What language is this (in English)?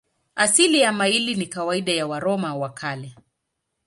Swahili